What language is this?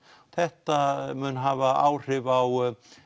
Icelandic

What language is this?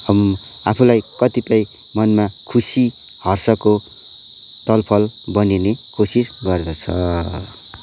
Nepali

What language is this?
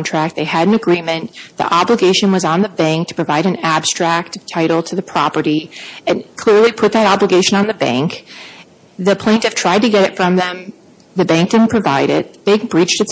English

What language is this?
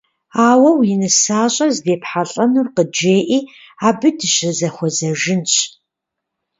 Kabardian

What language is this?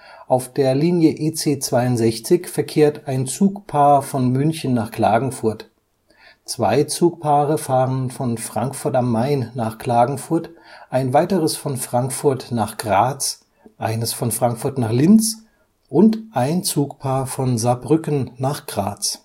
German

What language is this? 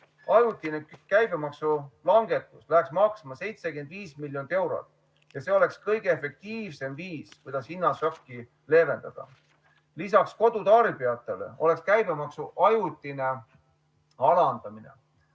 Estonian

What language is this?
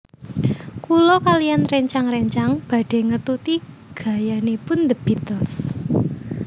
Javanese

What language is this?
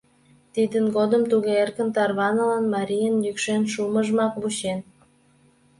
Mari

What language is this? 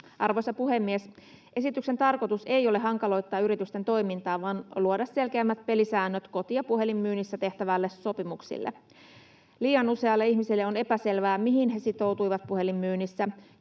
Finnish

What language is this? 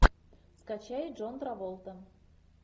Russian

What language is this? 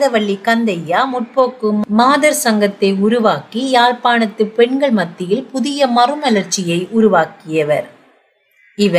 Tamil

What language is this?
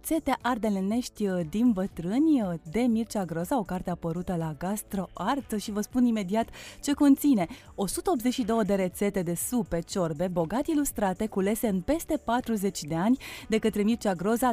Romanian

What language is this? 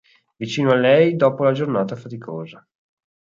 Italian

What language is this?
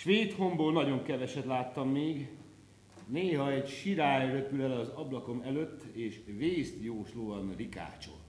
Hungarian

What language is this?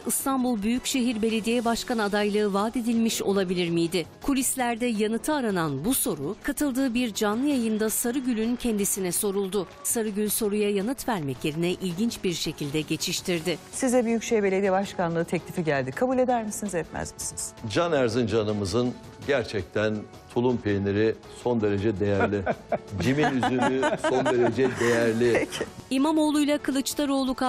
Turkish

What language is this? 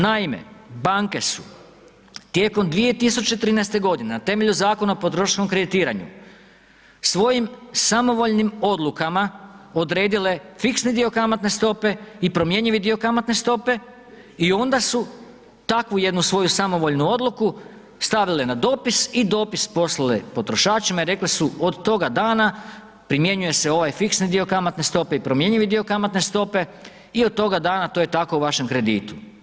Croatian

